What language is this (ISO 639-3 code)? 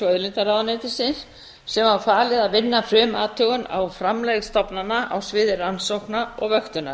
isl